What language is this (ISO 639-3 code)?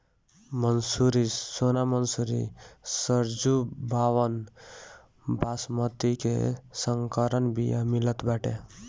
bho